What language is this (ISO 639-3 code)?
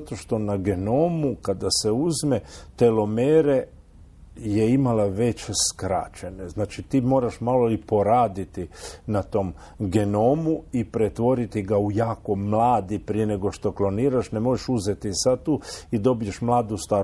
hrv